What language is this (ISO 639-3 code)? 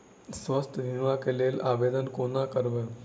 mai